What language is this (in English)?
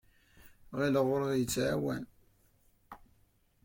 Kabyle